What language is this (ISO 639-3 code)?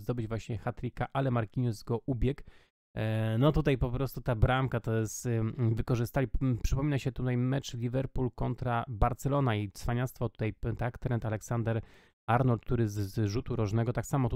pol